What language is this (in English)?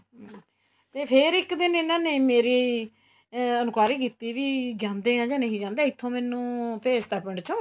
Punjabi